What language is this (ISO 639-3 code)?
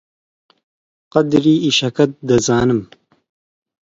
ckb